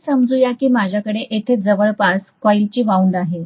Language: Marathi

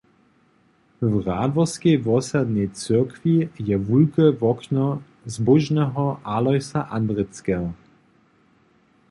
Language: Upper Sorbian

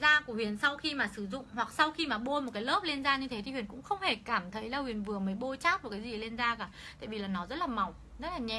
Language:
Vietnamese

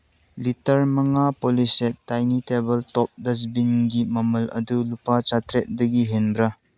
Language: Manipuri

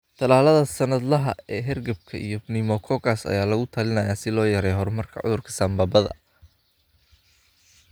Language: Somali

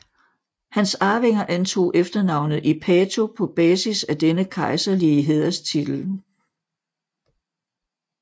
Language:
Danish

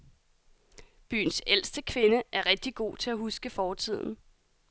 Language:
Danish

